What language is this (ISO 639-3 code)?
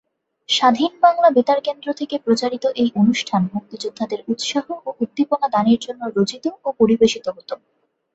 ben